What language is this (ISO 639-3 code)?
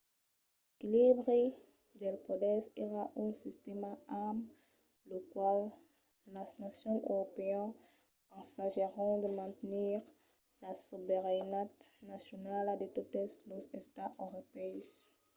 oci